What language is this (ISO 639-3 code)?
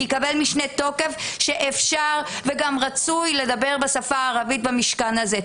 heb